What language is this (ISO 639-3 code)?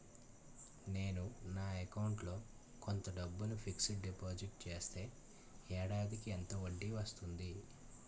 tel